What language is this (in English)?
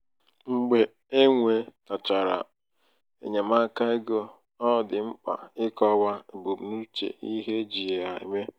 Igbo